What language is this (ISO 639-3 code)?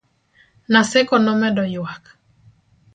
luo